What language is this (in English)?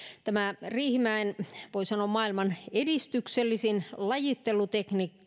Finnish